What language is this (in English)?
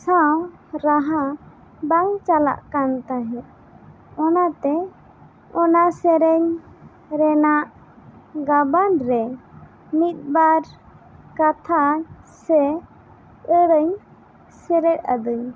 Santali